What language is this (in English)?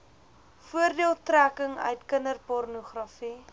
Afrikaans